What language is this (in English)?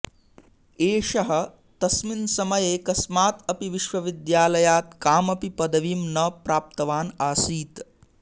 Sanskrit